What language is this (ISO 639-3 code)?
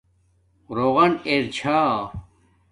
dmk